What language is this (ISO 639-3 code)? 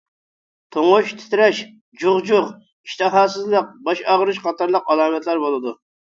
uig